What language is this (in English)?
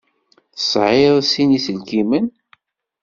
Kabyle